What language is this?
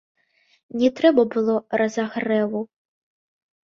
Belarusian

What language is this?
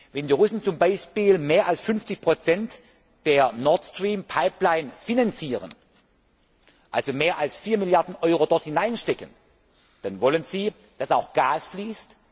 German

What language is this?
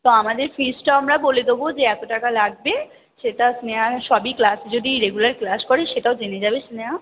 Bangla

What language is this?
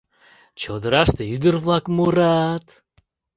Mari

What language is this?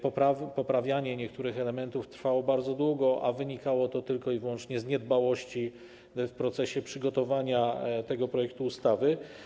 Polish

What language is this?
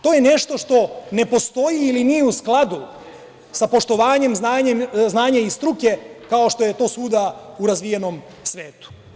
Serbian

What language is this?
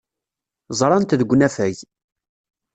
Kabyle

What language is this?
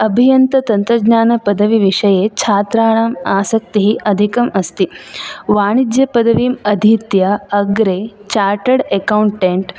Sanskrit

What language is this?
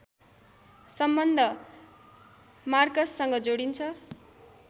Nepali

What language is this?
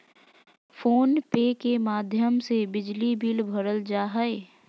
Magahi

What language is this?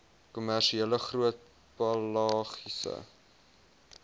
Afrikaans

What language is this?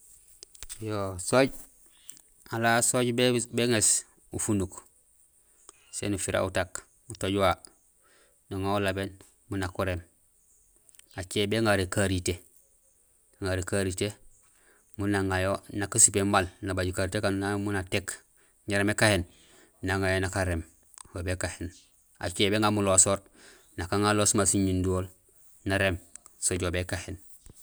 Gusilay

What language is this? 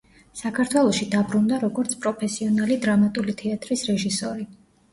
Georgian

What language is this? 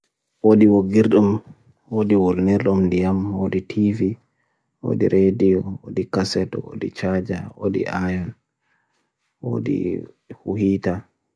Bagirmi Fulfulde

